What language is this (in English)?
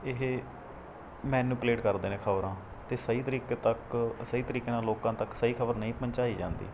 Punjabi